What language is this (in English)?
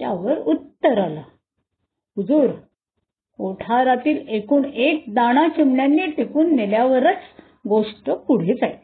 Marathi